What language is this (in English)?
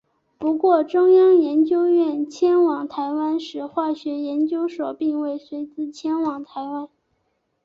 Chinese